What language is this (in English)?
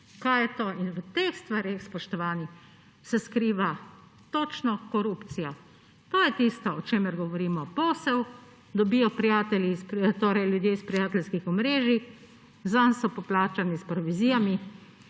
Slovenian